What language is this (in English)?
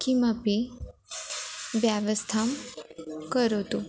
Sanskrit